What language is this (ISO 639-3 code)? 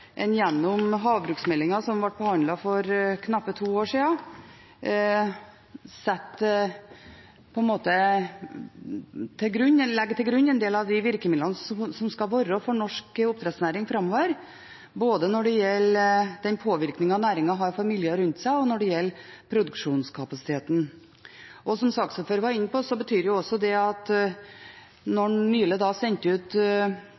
nob